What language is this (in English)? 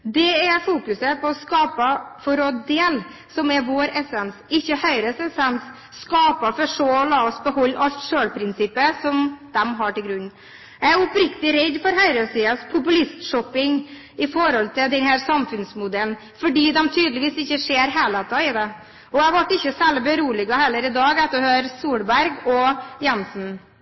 Norwegian Bokmål